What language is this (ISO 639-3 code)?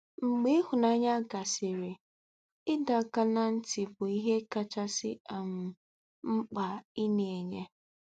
ibo